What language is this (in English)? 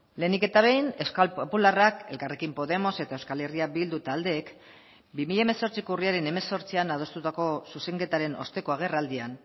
Basque